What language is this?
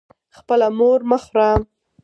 Pashto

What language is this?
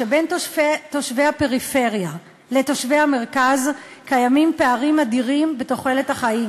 Hebrew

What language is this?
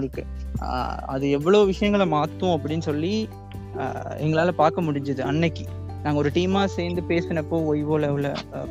Tamil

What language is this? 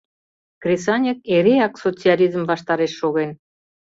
Mari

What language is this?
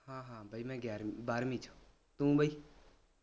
Punjabi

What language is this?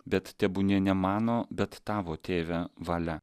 Lithuanian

